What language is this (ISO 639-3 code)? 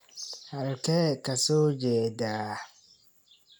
som